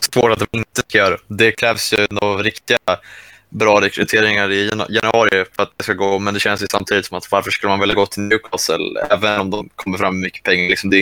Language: Swedish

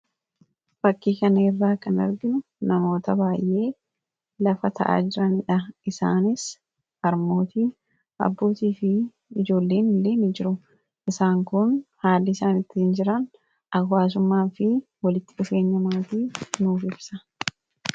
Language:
Oromo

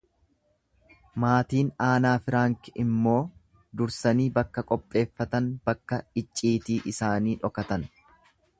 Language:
Oromo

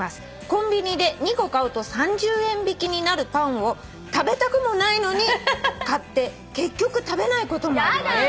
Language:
Japanese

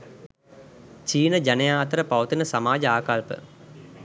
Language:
Sinhala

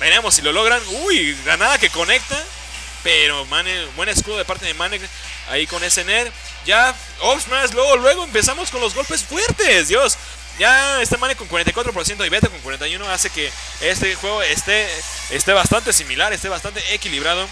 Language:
Spanish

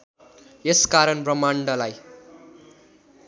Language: Nepali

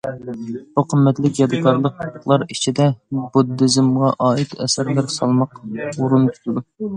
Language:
Uyghur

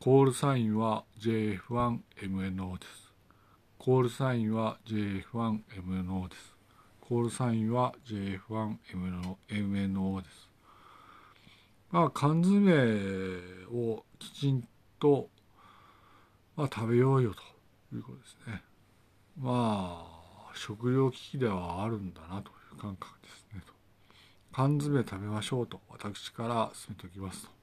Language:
Japanese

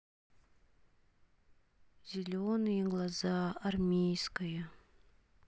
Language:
Russian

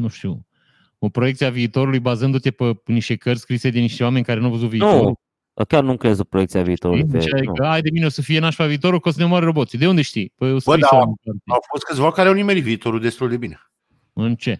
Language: Romanian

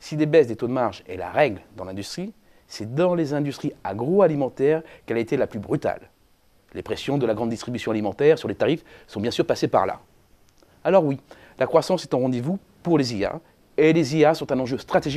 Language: French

